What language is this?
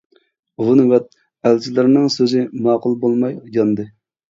Uyghur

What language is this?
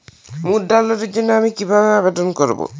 Bangla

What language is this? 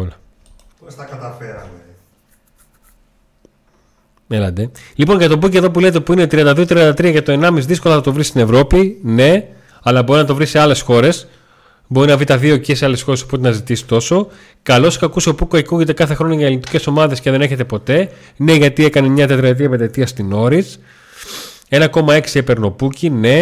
Greek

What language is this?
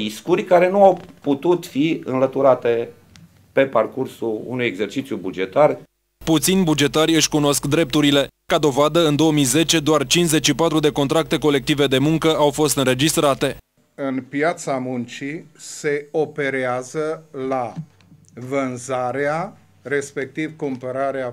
Romanian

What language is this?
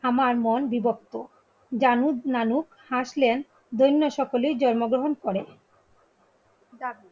Bangla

